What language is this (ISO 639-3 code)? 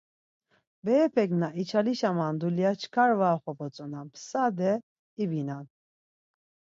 lzz